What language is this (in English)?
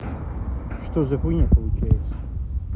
Russian